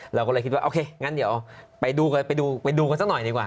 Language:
Thai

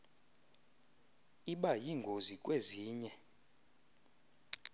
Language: Xhosa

